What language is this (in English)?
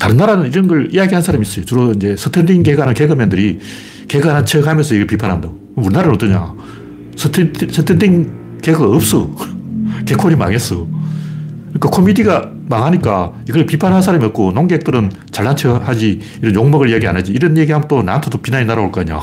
Korean